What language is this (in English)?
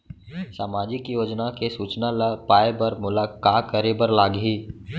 Chhattisgarhi